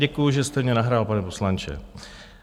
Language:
Czech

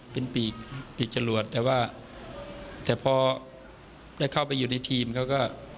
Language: Thai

